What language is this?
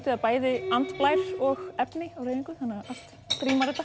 Icelandic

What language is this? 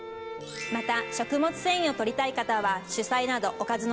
Japanese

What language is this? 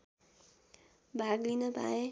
Nepali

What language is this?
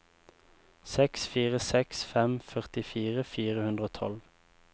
Norwegian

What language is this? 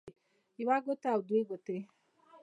Pashto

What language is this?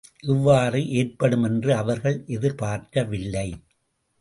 Tamil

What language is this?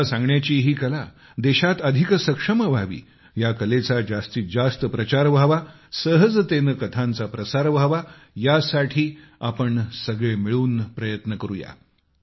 Marathi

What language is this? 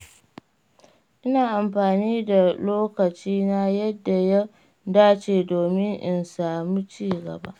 Hausa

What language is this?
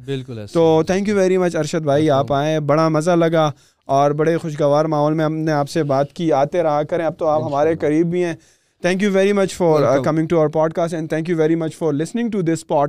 Urdu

